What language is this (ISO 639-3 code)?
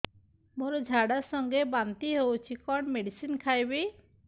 ori